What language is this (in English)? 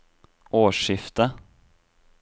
Norwegian